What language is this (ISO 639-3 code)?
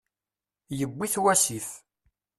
kab